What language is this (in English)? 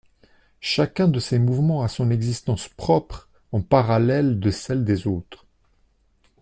French